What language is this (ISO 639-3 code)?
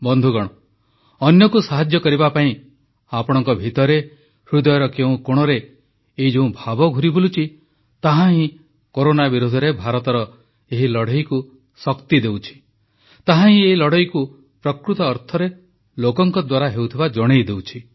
ori